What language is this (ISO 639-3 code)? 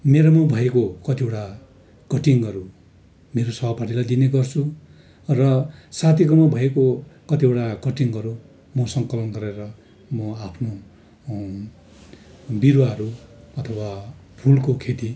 nep